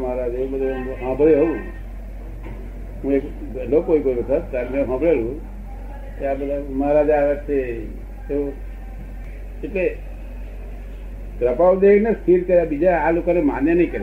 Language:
Gujarati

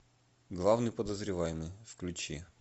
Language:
Russian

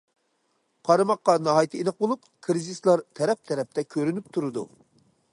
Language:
Uyghur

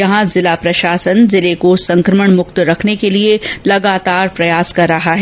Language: Hindi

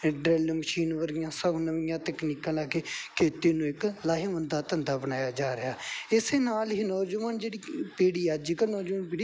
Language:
Punjabi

